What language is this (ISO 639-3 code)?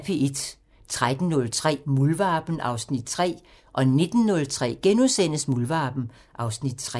dan